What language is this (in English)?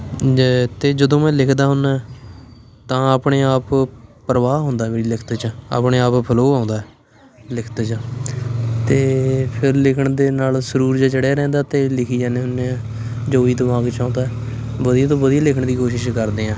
Punjabi